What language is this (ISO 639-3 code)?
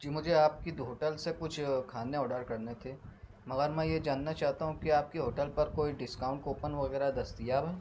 urd